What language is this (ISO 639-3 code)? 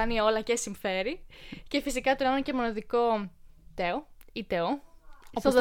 ell